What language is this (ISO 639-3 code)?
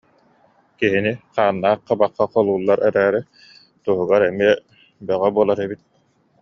sah